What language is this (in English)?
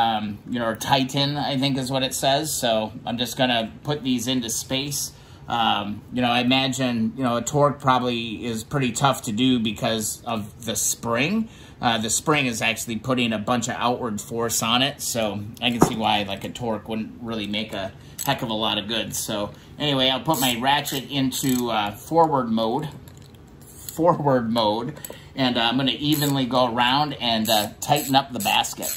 English